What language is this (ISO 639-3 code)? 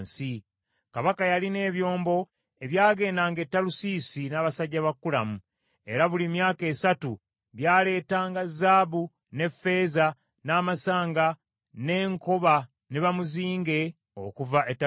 lug